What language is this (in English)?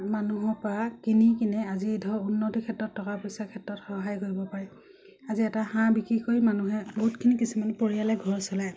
Assamese